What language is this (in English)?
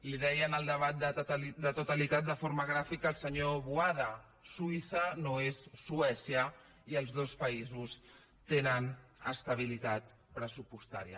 Catalan